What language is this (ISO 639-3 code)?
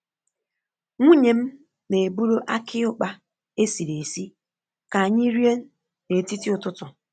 ibo